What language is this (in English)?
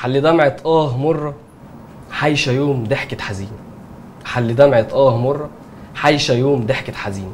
Arabic